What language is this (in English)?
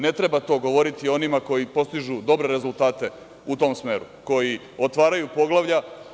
Serbian